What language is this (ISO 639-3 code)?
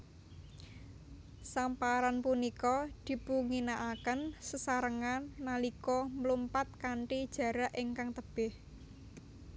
jav